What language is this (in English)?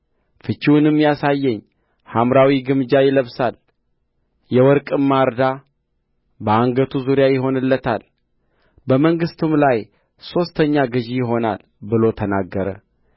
Amharic